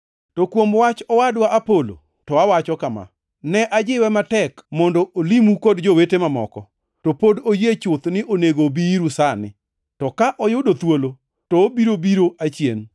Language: Luo (Kenya and Tanzania)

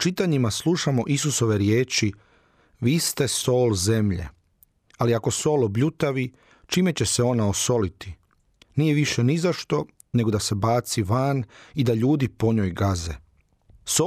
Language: Croatian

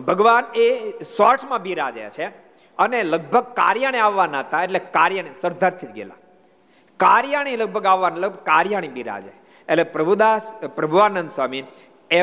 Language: Gujarati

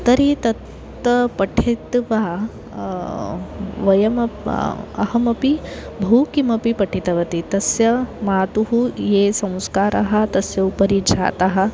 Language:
Sanskrit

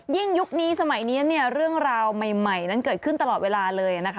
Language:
Thai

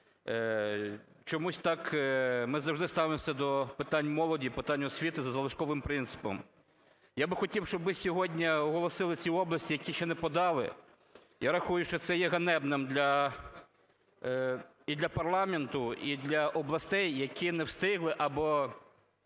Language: Ukrainian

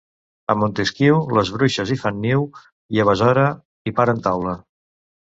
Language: Catalan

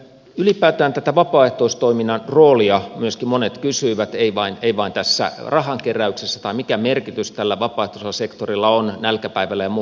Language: Finnish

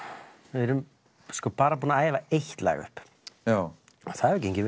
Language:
Icelandic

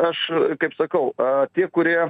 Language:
Lithuanian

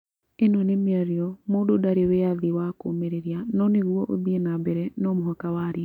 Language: Kikuyu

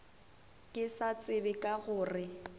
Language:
Northern Sotho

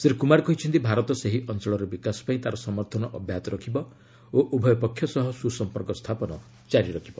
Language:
Odia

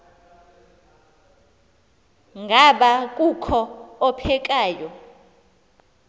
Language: Xhosa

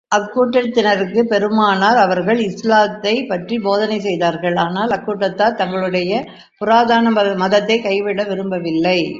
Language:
Tamil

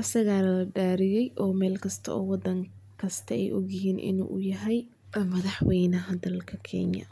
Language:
Somali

